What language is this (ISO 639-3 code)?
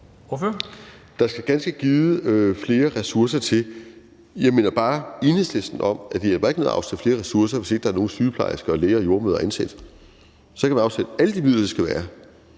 dan